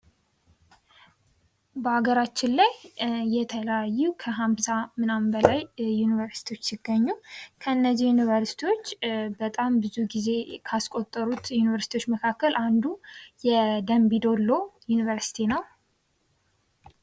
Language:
Amharic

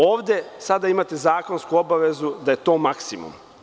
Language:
Serbian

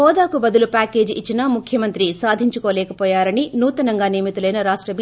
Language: Telugu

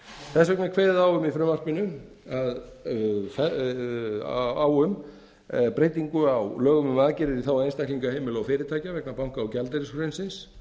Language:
Icelandic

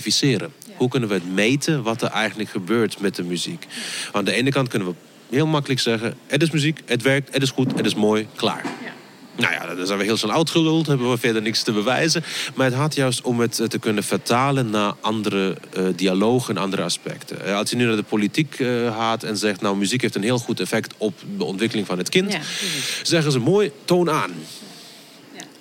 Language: Dutch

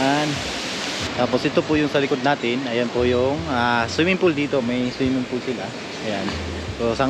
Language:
Filipino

